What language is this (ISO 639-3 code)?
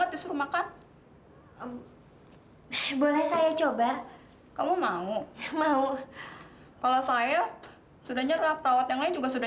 ind